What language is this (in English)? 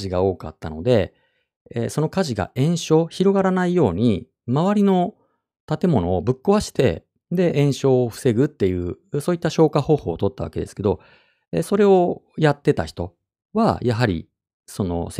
Japanese